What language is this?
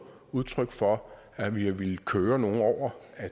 Danish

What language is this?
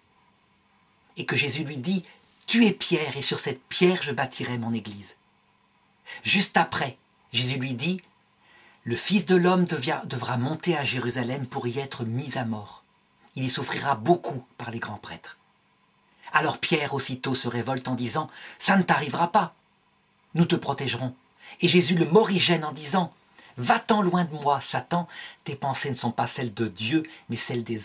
French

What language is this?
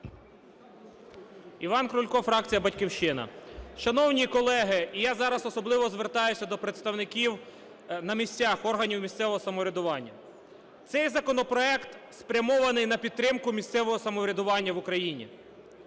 Ukrainian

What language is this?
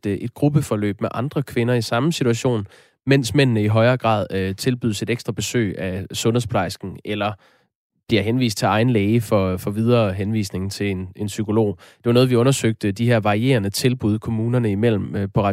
Danish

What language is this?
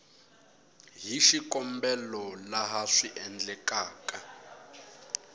Tsonga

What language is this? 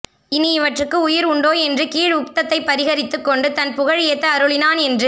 Tamil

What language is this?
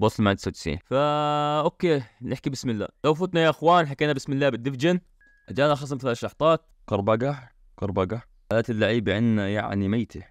Arabic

